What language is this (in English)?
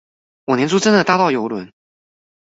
Chinese